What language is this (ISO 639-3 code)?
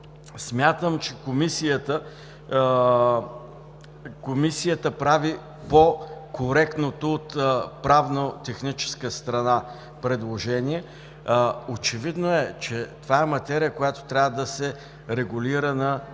bul